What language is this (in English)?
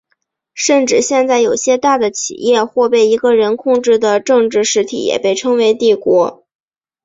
Chinese